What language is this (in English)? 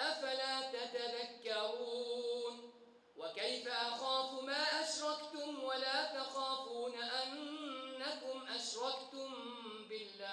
Arabic